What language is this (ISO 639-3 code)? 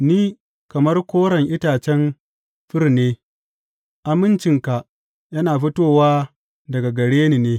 hau